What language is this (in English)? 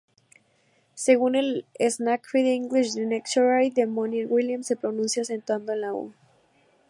Spanish